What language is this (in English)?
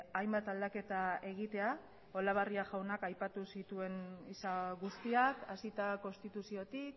Basque